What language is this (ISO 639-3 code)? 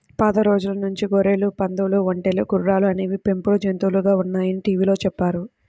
tel